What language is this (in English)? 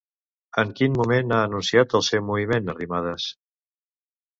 Catalan